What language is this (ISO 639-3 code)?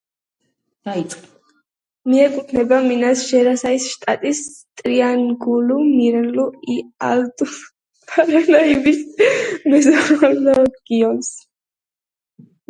kat